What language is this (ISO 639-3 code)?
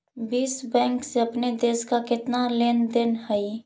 mag